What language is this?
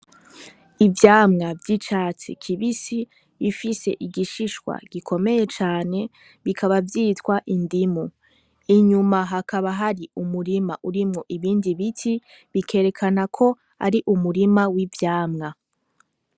Rundi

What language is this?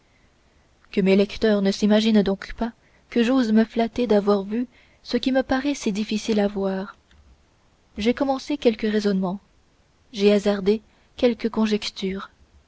French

